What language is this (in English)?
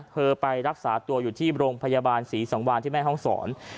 Thai